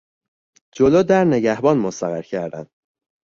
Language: Persian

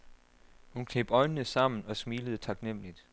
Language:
Danish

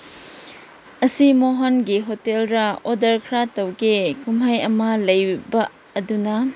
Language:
Manipuri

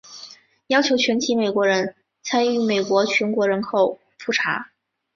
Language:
Chinese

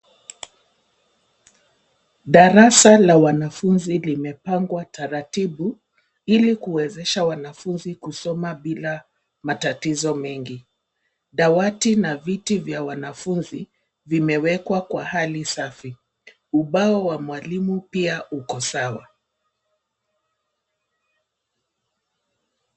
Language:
Swahili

